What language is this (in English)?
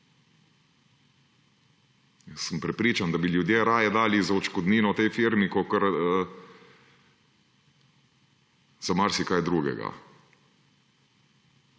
Slovenian